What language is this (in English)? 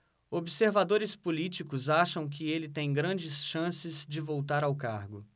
Portuguese